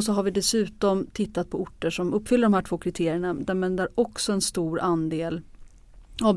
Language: Swedish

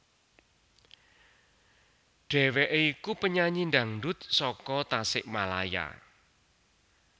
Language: Javanese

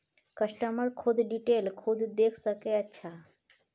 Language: Maithili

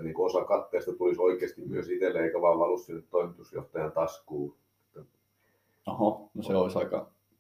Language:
Finnish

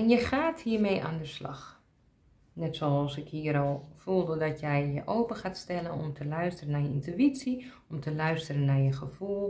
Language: Dutch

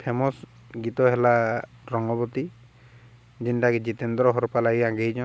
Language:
Odia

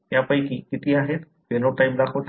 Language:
Marathi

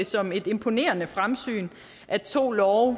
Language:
Danish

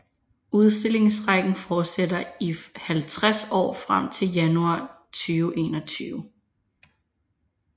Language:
Danish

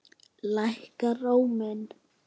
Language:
Icelandic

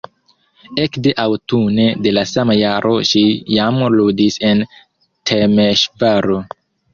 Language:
Esperanto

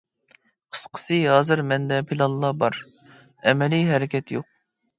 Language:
Uyghur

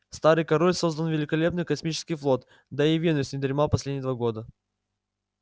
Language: Russian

